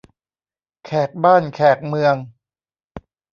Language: Thai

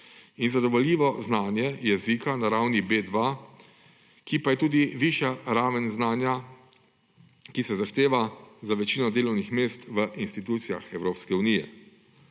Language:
Slovenian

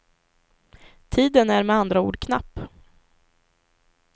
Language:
Swedish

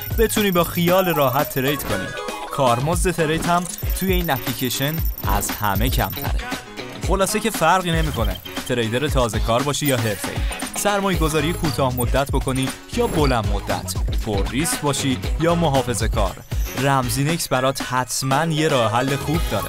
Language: Persian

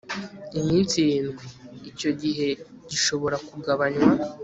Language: Kinyarwanda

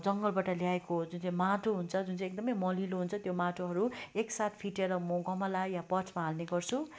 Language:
Nepali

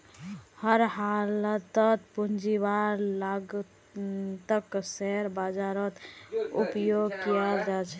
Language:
Magahi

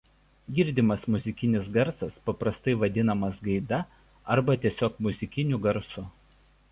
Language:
Lithuanian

